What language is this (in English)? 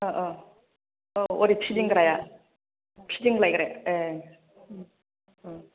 Bodo